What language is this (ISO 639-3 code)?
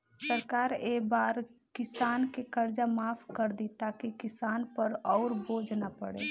bho